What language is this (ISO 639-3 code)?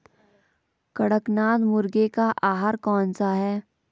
hin